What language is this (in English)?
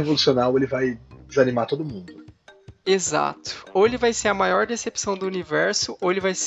Portuguese